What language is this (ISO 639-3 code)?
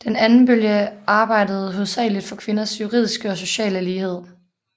dan